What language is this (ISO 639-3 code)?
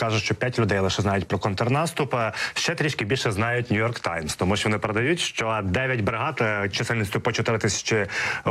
ukr